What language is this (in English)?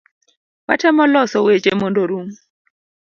Luo (Kenya and Tanzania)